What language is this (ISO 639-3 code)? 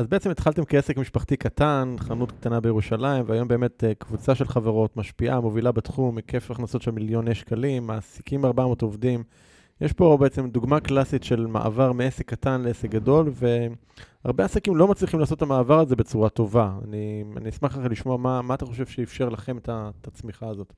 heb